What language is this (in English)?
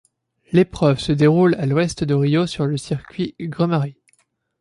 French